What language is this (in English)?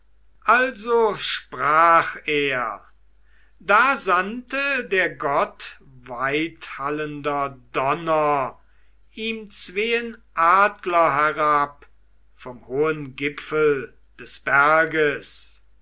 German